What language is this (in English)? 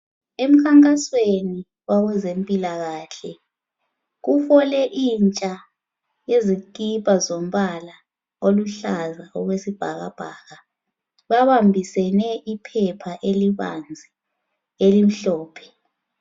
North Ndebele